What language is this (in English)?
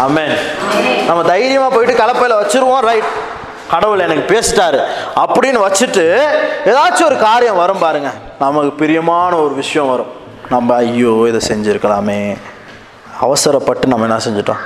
Tamil